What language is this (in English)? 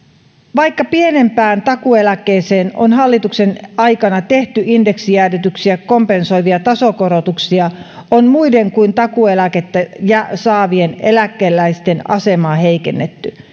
Finnish